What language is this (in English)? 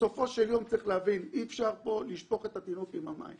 Hebrew